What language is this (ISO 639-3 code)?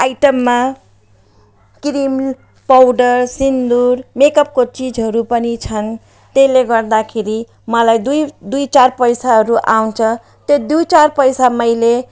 nep